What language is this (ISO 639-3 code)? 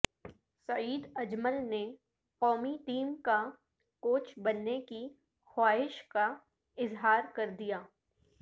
urd